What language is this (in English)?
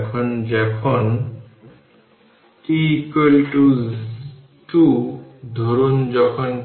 Bangla